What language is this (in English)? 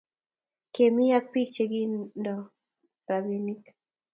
Kalenjin